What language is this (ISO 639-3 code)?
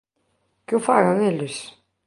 glg